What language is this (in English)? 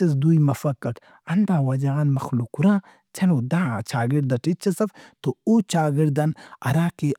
Brahui